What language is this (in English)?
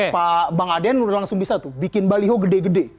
Indonesian